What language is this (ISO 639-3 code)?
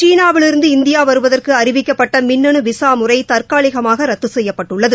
tam